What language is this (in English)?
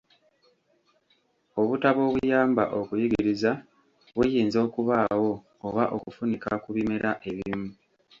Ganda